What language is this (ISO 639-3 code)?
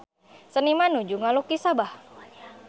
sun